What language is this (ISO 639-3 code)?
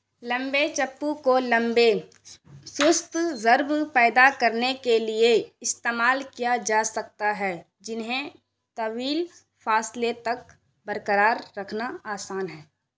urd